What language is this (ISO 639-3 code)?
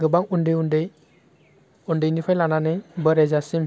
brx